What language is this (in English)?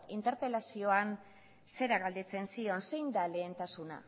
Basque